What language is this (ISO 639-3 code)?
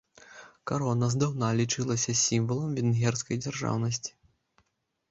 bel